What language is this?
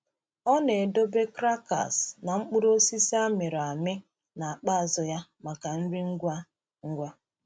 Igbo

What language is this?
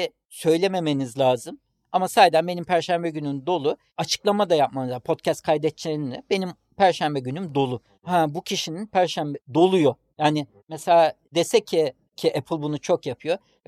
Turkish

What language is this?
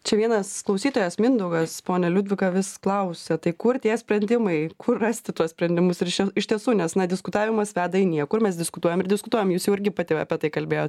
Lithuanian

